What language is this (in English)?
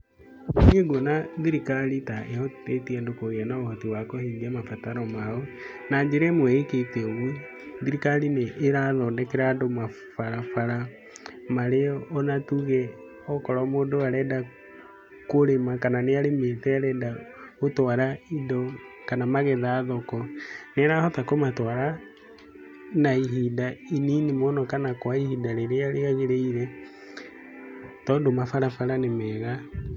Kikuyu